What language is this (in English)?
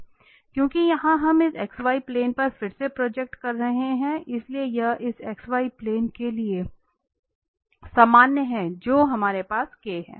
Hindi